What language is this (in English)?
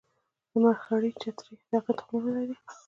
Pashto